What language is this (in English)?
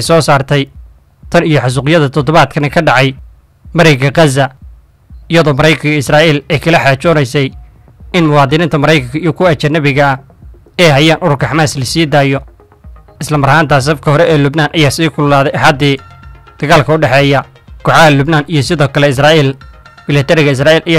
Arabic